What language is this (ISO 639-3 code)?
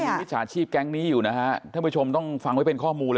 tha